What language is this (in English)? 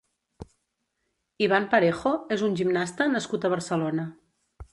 Catalan